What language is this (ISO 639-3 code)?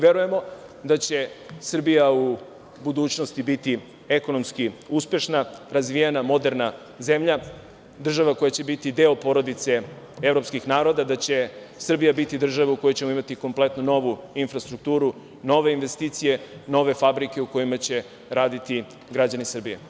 srp